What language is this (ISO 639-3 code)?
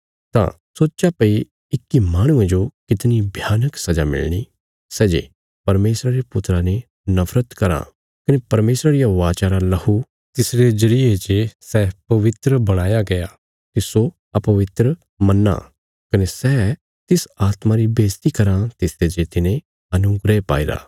kfs